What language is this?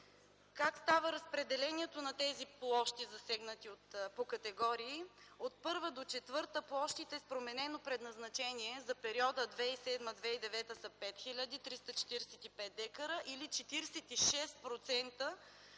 Bulgarian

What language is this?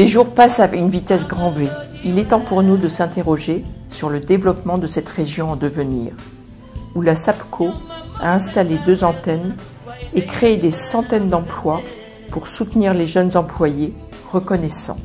French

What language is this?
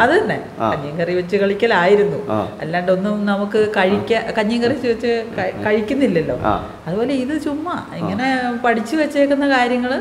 Malayalam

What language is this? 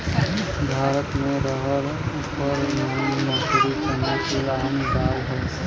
Bhojpuri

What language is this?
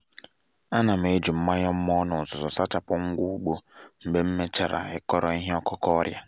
Igbo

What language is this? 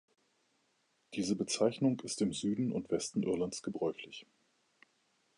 German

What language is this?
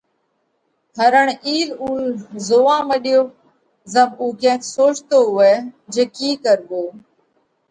Parkari Koli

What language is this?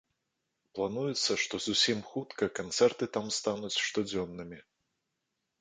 Belarusian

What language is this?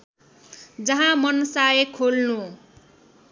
Nepali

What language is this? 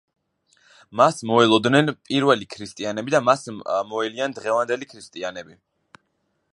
Georgian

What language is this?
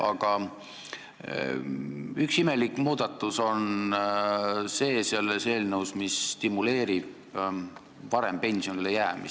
Estonian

